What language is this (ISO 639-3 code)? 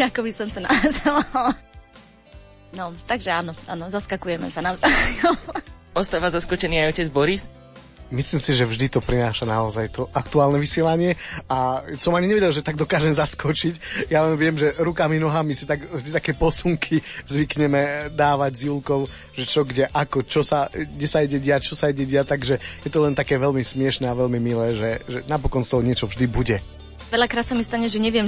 slk